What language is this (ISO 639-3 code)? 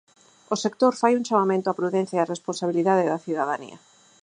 glg